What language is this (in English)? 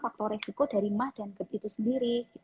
Indonesian